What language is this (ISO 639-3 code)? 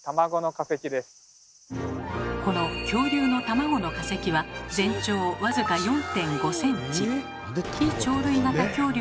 jpn